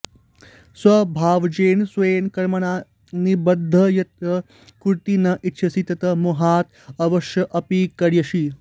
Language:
Sanskrit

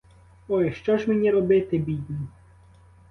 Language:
Ukrainian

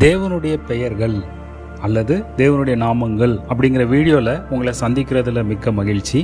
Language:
Tamil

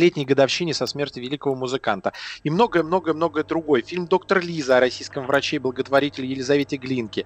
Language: Russian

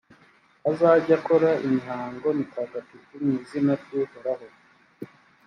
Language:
Kinyarwanda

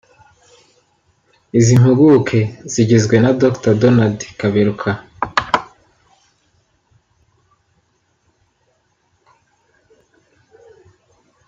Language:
Kinyarwanda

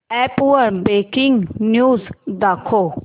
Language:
Marathi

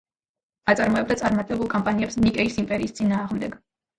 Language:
Georgian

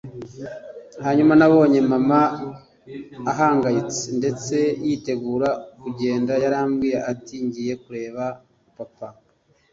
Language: Kinyarwanda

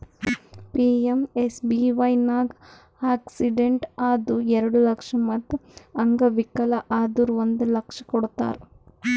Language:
Kannada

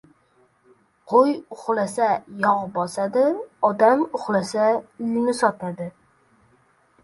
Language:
Uzbek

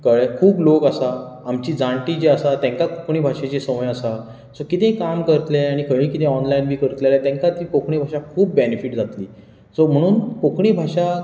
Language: Konkani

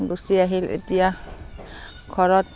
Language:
Assamese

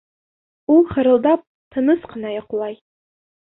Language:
Bashkir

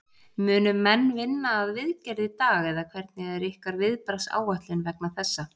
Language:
Icelandic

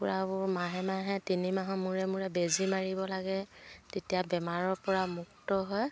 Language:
Assamese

